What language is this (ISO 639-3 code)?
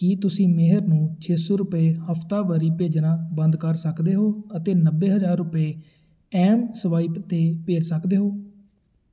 pan